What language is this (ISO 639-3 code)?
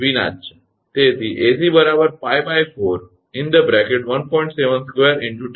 guj